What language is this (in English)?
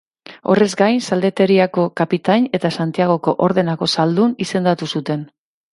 Basque